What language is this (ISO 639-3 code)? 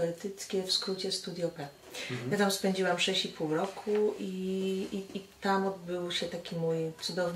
pol